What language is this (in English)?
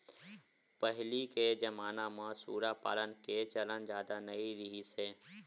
Chhattisgarhi